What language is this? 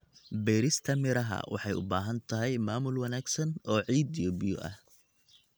Somali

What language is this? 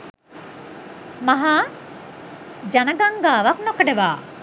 Sinhala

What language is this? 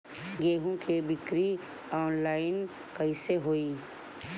Bhojpuri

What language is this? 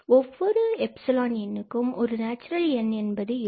Tamil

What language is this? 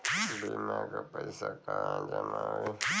Bhojpuri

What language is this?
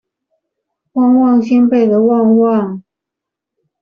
Chinese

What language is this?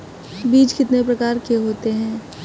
Hindi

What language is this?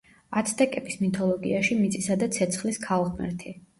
Georgian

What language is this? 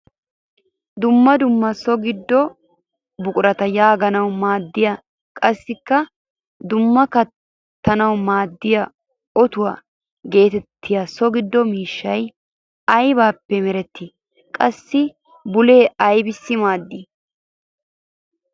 Wolaytta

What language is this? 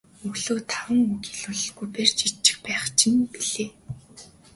Mongolian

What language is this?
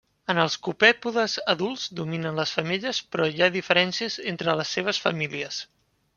Catalan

